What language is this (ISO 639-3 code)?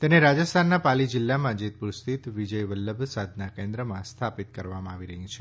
guj